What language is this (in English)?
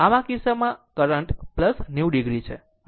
Gujarati